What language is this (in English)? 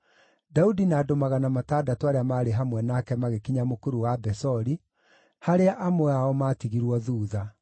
Kikuyu